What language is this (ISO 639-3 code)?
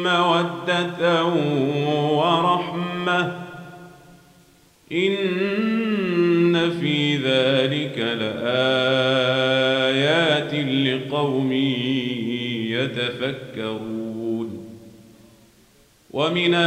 ara